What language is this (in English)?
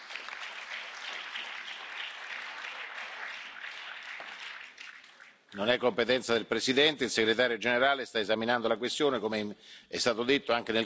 Italian